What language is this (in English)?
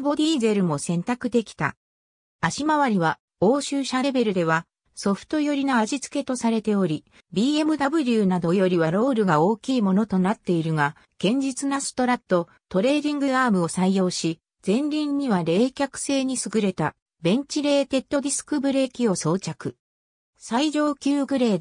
Japanese